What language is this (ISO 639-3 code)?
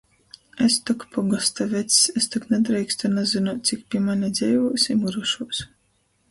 ltg